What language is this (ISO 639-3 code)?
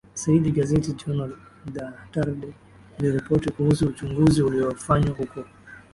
swa